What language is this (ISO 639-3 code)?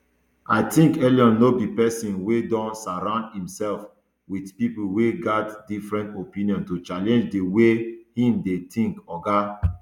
pcm